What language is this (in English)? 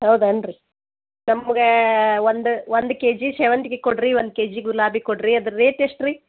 Kannada